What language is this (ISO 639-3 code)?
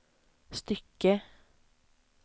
swe